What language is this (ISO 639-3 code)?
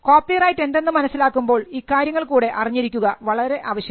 mal